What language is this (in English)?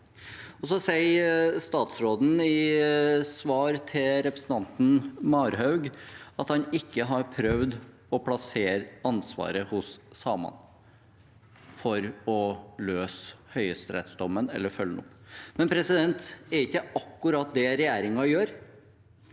Norwegian